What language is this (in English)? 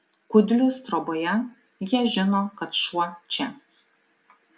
Lithuanian